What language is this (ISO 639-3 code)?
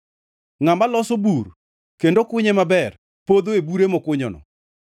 luo